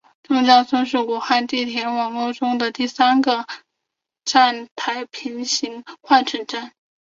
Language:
Chinese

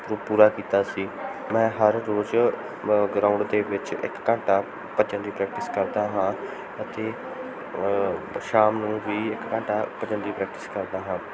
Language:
Punjabi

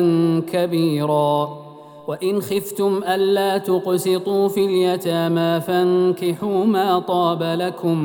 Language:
Arabic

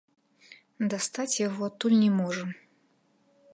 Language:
Belarusian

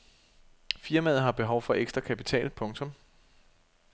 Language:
Danish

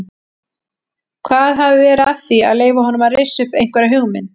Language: Icelandic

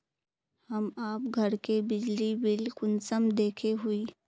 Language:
Magahi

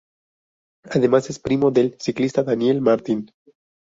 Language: Spanish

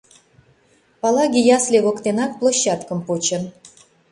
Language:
Mari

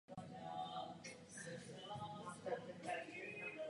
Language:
Czech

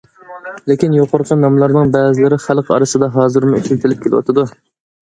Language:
Uyghur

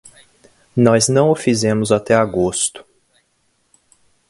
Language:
Portuguese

